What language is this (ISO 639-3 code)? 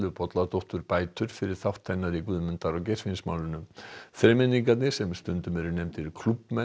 isl